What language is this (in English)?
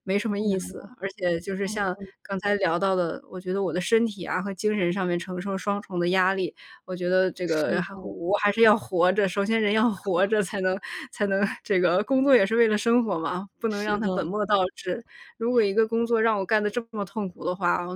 Chinese